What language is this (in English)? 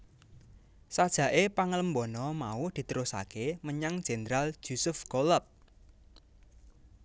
Javanese